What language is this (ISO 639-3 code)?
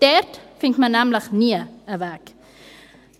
gsw